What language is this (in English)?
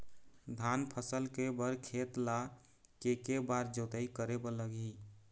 Chhattisgarhi